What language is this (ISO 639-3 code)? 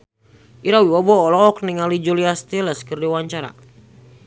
sun